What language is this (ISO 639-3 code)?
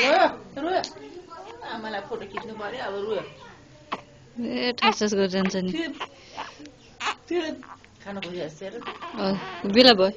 ron